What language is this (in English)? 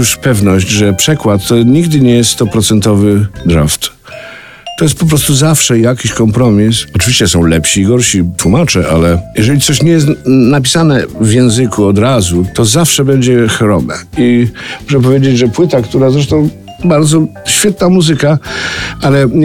Polish